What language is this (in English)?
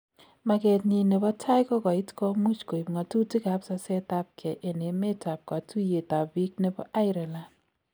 Kalenjin